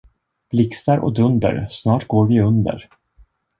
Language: Swedish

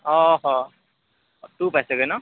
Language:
Assamese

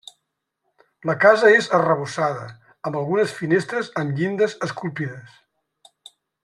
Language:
Catalan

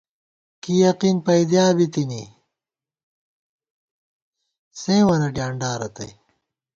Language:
Gawar-Bati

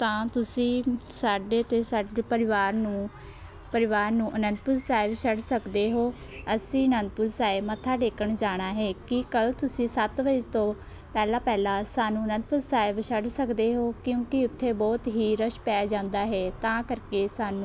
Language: Punjabi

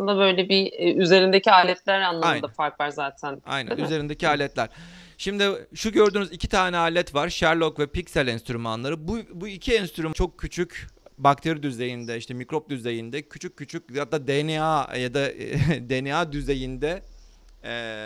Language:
Turkish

